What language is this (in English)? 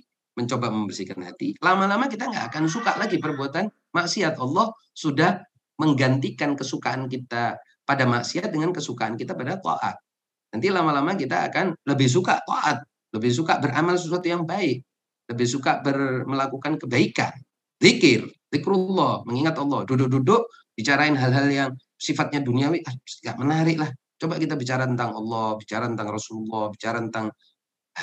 Indonesian